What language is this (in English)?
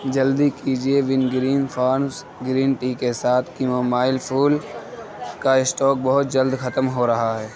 Urdu